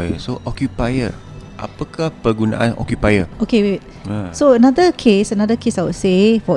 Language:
Malay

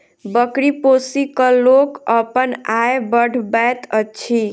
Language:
Maithili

